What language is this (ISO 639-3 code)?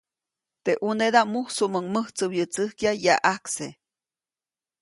zoc